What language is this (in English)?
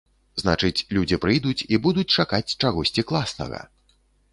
Belarusian